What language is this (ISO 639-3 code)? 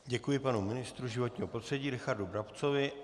ces